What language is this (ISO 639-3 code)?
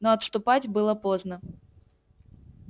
rus